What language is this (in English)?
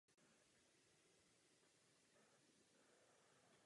Czech